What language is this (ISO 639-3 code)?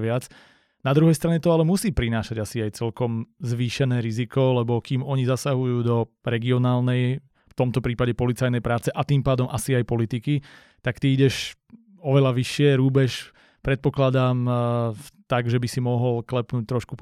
slk